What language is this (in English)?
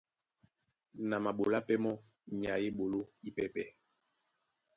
Duala